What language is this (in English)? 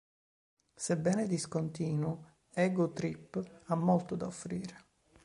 Italian